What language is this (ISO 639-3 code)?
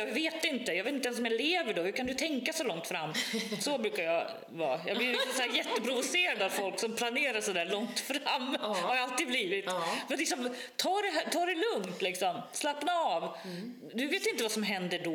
swe